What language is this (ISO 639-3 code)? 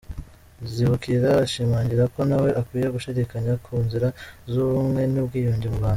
kin